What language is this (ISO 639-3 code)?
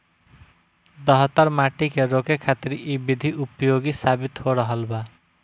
bho